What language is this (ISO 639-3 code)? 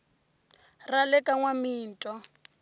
tso